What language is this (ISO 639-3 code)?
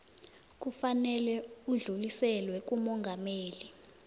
nbl